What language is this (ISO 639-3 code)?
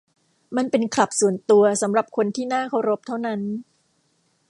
tha